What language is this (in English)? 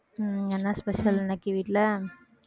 Tamil